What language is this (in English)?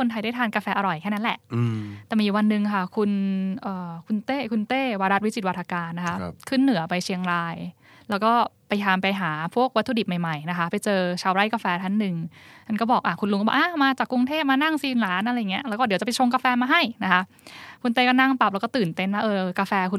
Thai